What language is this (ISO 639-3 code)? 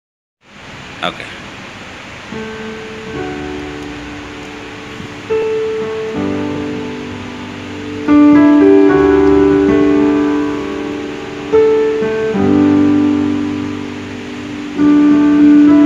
kor